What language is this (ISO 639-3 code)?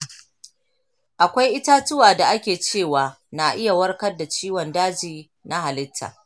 hau